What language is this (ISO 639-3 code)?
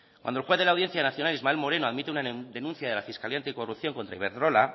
spa